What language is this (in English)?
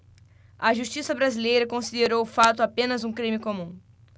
Portuguese